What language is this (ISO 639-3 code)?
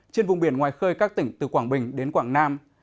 vie